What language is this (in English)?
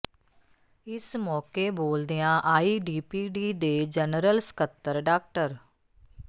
Punjabi